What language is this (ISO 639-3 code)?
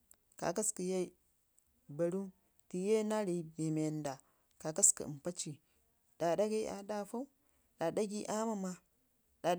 ngi